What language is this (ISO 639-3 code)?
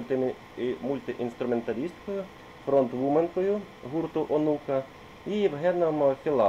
ukr